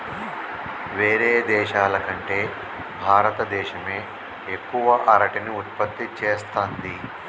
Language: Telugu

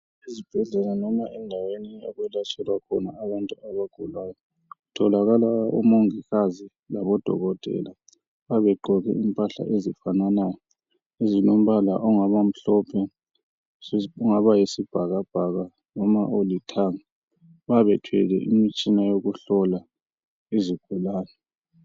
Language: North Ndebele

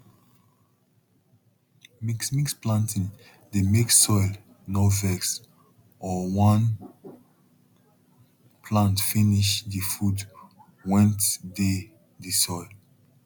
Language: Nigerian Pidgin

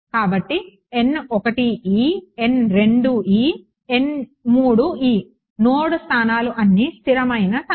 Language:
Telugu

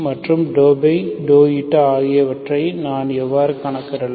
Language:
Tamil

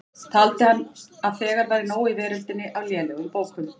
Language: Icelandic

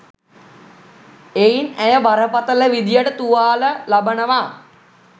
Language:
Sinhala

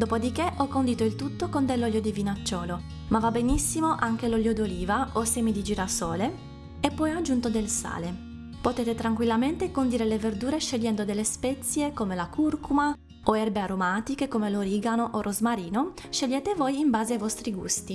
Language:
Italian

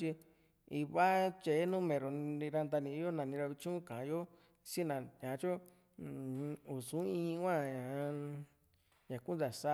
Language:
Juxtlahuaca Mixtec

